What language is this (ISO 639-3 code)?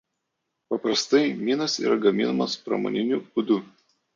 lit